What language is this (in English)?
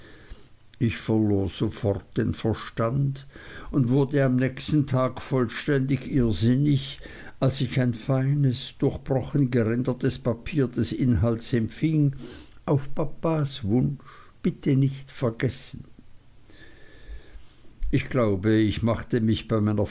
German